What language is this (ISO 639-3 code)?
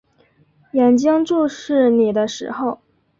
zho